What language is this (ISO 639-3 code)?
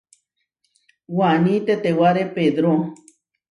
var